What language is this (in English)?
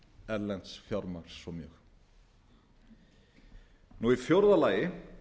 Icelandic